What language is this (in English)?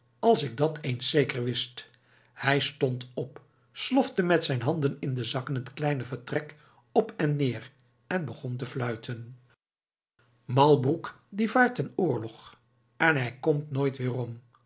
Dutch